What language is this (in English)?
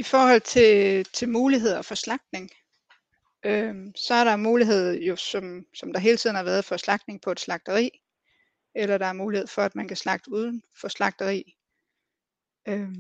Danish